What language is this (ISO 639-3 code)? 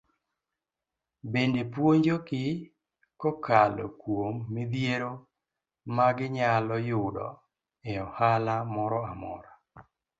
luo